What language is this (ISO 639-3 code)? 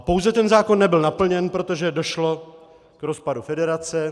ces